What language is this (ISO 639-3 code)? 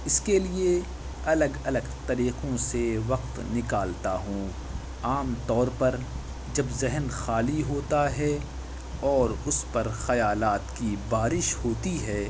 urd